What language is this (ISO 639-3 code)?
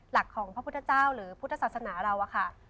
tha